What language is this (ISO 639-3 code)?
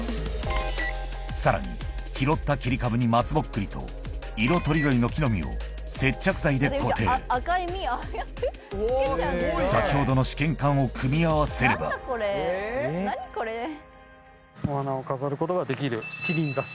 jpn